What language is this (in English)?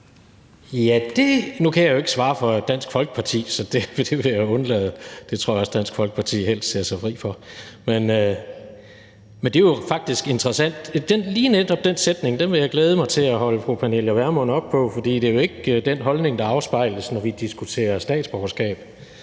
Danish